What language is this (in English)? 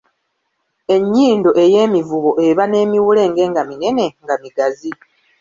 Ganda